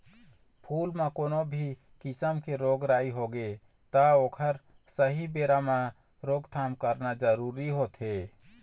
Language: Chhattisgarhi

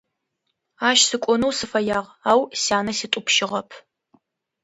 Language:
Adyghe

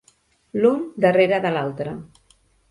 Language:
Catalan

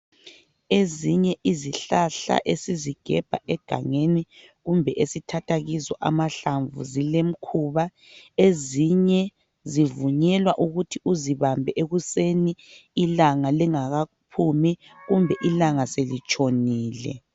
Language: North Ndebele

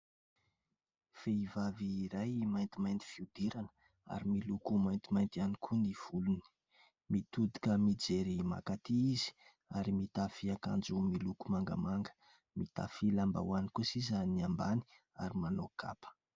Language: Malagasy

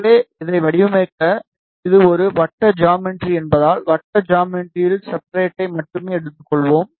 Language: Tamil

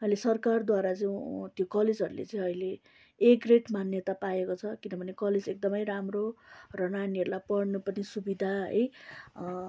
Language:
Nepali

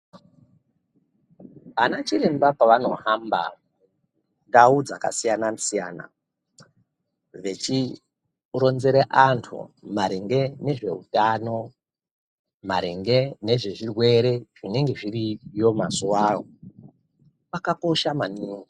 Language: Ndau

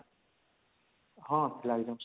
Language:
Odia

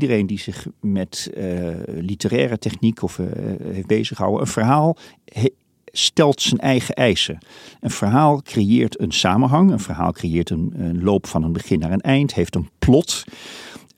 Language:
Dutch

